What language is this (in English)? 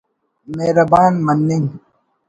Brahui